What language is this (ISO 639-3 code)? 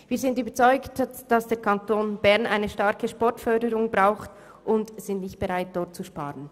gsw